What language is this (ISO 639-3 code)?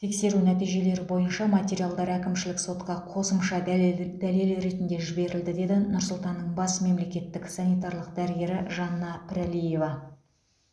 kaz